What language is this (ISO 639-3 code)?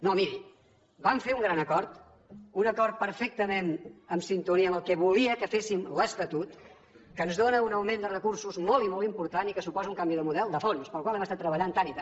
cat